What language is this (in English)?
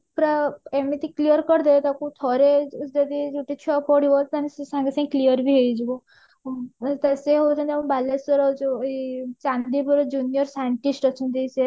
Odia